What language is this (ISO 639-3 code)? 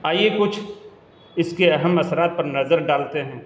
urd